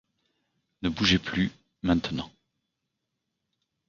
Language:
French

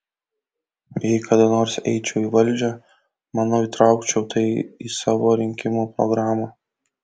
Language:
Lithuanian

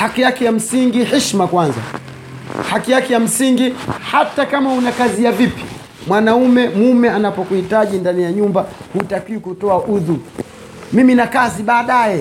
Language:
Swahili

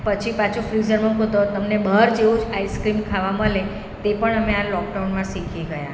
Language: Gujarati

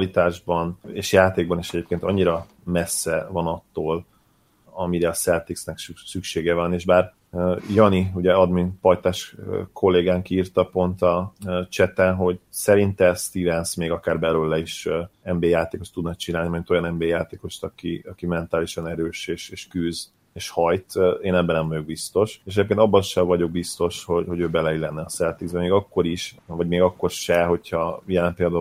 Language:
Hungarian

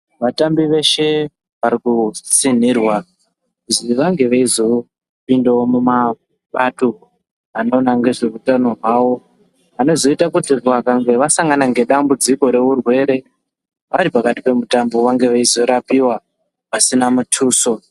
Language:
Ndau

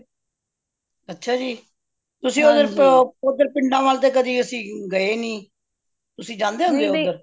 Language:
Punjabi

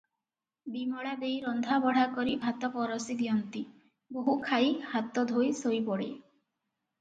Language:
Odia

